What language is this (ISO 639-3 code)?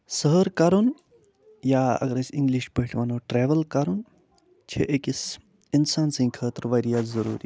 kas